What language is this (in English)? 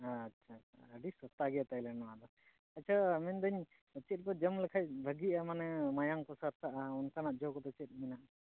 Santali